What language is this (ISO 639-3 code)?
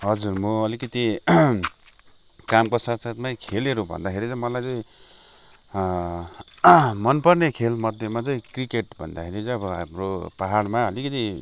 nep